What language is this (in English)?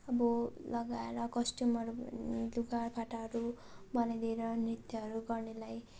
Nepali